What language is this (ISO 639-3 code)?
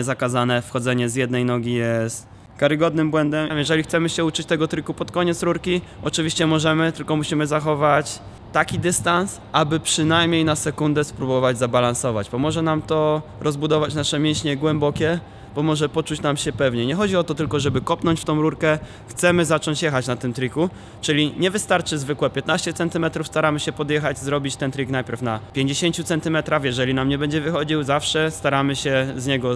pol